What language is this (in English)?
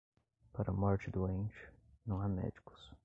Portuguese